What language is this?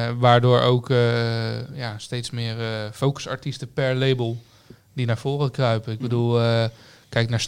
Dutch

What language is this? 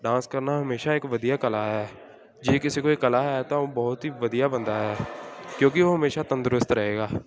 Punjabi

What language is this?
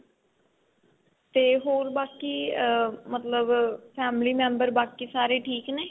Punjabi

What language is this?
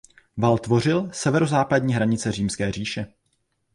Czech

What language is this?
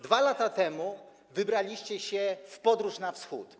Polish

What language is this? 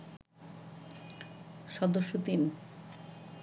Bangla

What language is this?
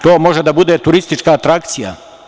Serbian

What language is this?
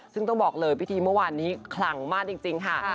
Thai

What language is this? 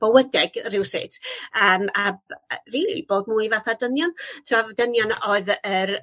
Welsh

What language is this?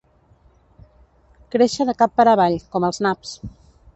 Catalan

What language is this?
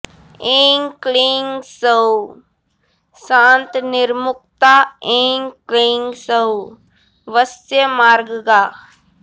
Sanskrit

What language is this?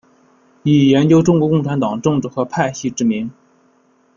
Chinese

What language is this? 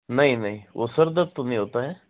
Hindi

